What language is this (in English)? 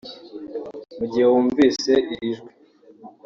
Kinyarwanda